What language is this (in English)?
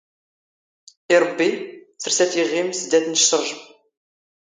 Standard Moroccan Tamazight